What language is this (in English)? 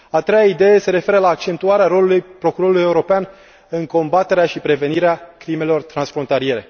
Romanian